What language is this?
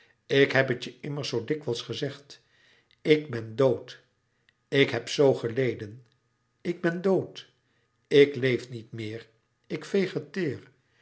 Dutch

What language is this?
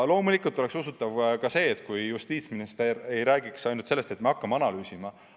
Estonian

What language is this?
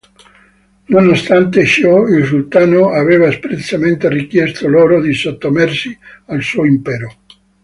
Italian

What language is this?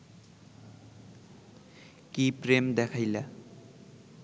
Bangla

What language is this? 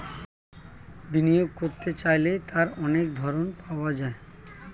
Bangla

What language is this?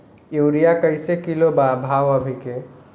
Bhojpuri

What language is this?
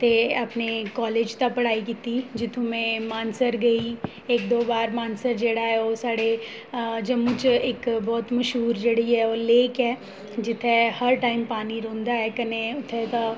Dogri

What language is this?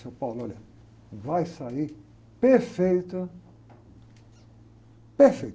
Portuguese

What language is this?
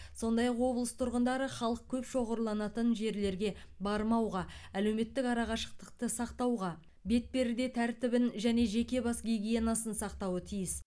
Kazakh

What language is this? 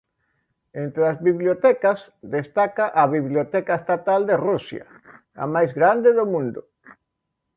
Galician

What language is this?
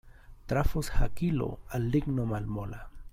Esperanto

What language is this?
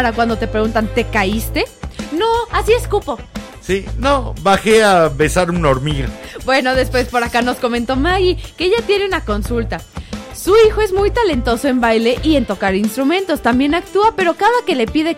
Spanish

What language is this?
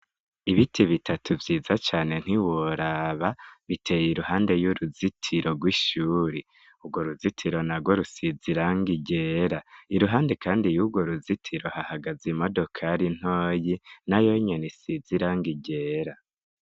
Rundi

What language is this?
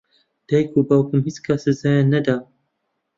Central Kurdish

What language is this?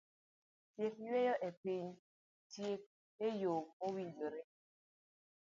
Luo (Kenya and Tanzania)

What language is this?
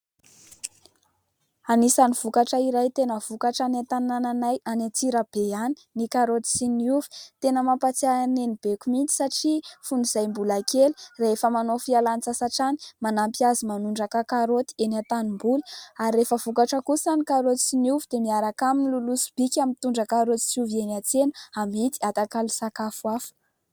Malagasy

